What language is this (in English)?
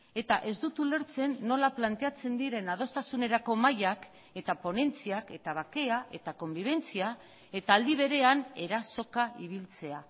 Basque